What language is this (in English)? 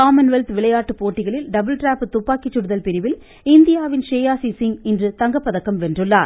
Tamil